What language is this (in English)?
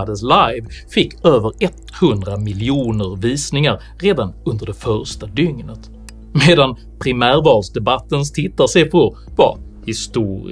Swedish